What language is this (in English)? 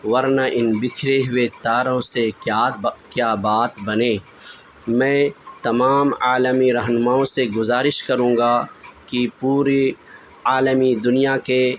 Urdu